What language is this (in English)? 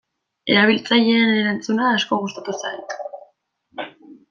Basque